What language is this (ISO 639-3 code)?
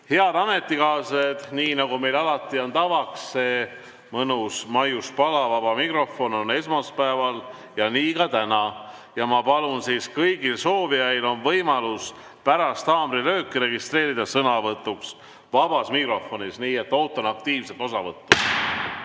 est